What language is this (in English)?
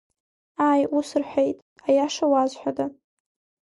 Abkhazian